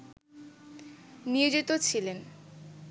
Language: Bangla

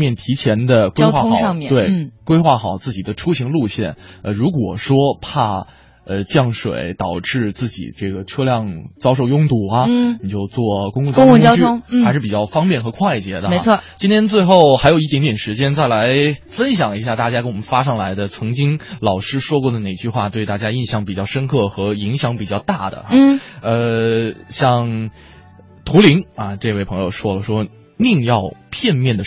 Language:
Chinese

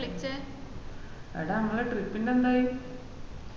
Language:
Malayalam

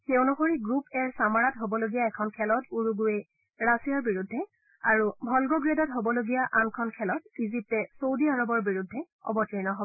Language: Assamese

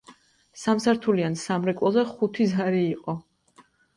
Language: Georgian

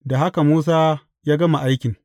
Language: Hausa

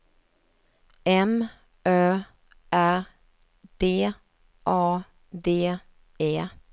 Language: Swedish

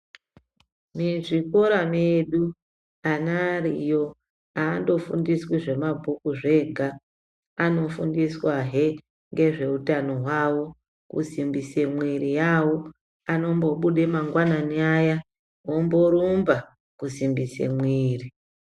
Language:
Ndau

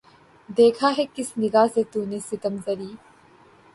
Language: Urdu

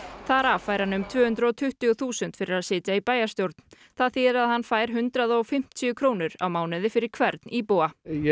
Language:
Icelandic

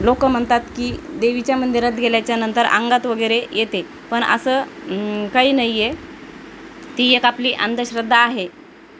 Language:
Marathi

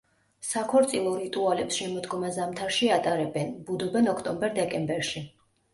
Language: Georgian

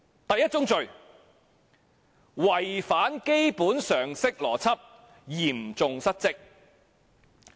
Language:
Cantonese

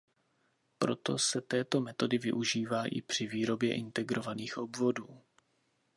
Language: Czech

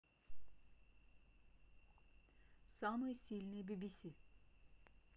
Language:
Russian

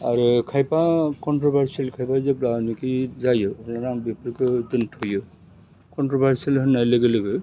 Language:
Bodo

